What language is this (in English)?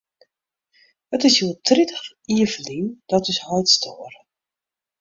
Western Frisian